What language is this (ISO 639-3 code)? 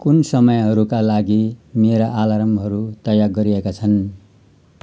nep